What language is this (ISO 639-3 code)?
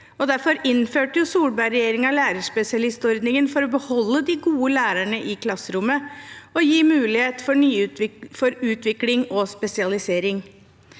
nor